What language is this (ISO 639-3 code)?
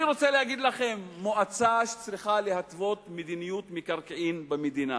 heb